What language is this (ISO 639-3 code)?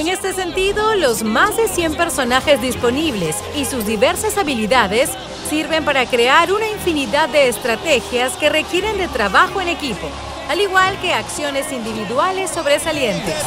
spa